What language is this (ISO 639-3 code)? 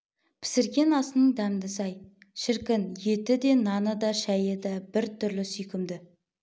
kaz